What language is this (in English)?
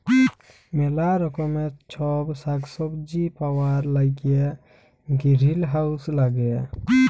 Bangla